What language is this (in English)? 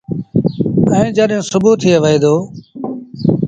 Sindhi Bhil